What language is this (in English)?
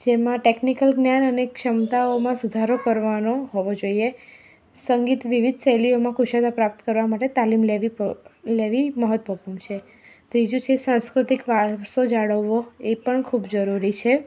Gujarati